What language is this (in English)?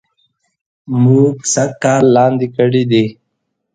Pashto